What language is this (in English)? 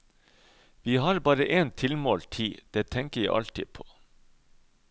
Norwegian